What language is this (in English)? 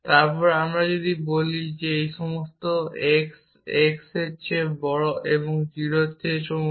Bangla